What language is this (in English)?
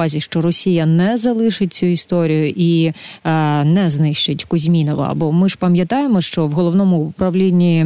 Ukrainian